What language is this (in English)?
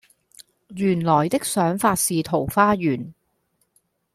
Cantonese